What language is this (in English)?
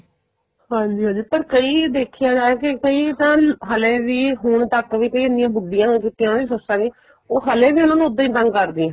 Punjabi